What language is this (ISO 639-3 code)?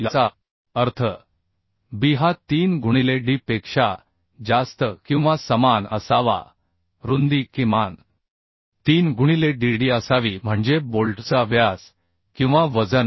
mar